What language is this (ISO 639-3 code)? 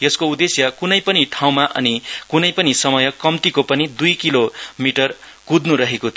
nep